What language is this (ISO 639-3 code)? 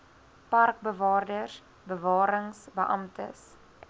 afr